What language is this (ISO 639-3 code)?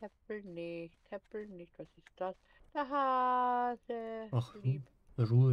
deu